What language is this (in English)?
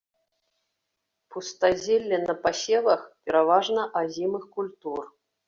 Belarusian